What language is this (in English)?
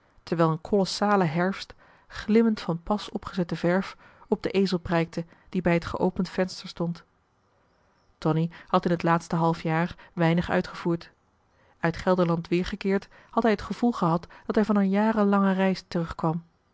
Dutch